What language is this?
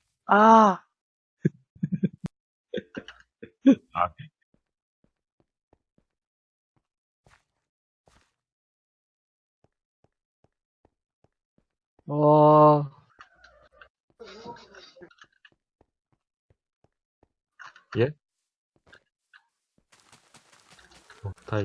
Korean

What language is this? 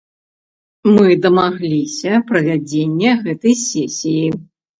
Belarusian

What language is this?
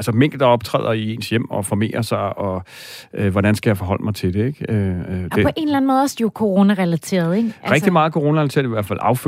Danish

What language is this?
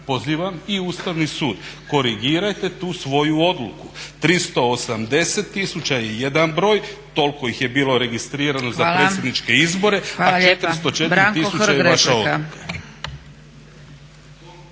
Croatian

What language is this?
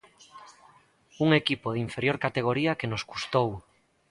Galician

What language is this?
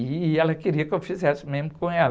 Portuguese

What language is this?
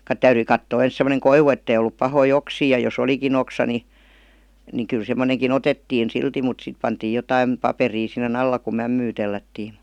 Finnish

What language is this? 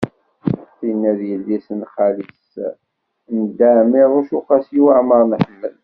Kabyle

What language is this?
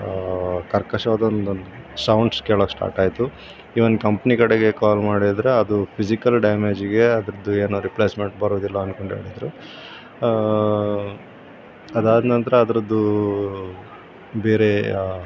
Kannada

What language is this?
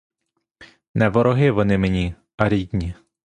Ukrainian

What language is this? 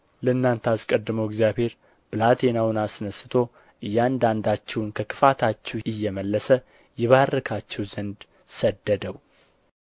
Amharic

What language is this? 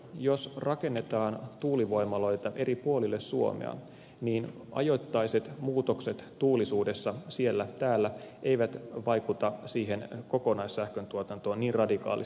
Finnish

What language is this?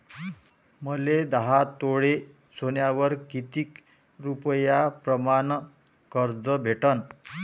Marathi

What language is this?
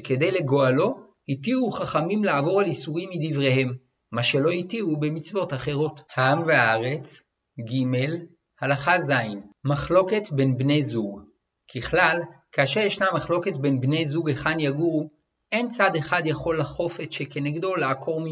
Hebrew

